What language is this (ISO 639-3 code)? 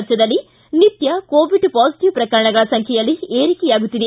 kan